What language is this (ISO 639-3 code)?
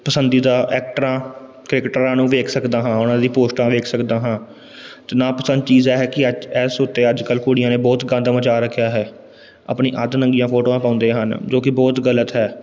pan